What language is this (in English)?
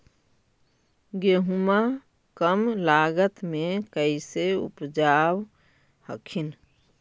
Magahi